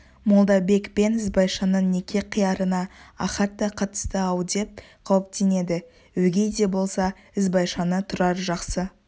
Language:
Kazakh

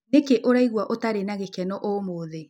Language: Kikuyu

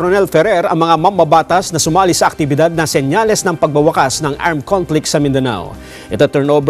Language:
Filipino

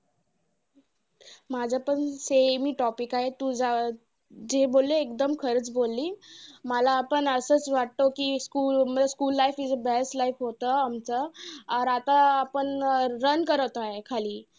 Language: Marathi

